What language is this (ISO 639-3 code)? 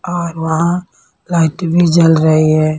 hin